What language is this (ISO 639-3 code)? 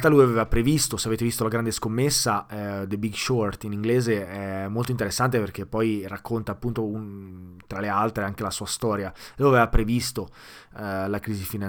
ita